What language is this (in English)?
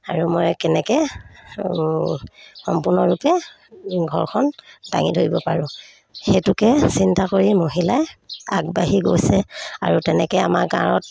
Assamese